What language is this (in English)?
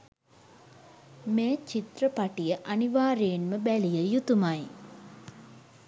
Sinhala